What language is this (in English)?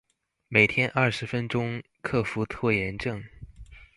Chinese